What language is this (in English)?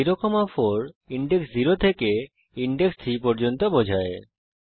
Bangla